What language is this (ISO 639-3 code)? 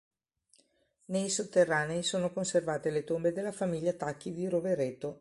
ita